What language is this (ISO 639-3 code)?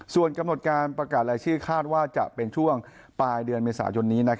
tha